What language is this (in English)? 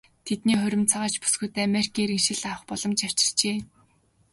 Mongolian